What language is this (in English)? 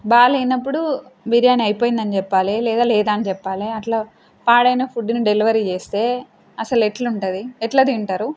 Telugu